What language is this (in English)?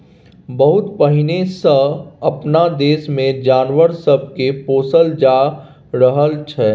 Maithili